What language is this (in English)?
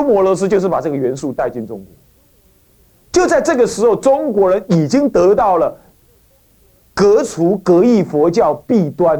Chinese